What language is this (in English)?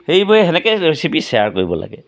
Assamese